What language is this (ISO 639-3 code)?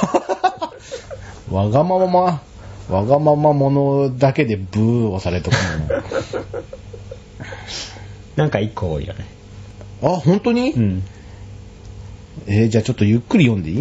jpn